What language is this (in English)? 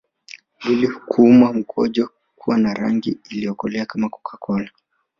Swahili